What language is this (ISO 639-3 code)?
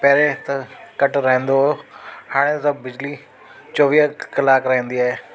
snd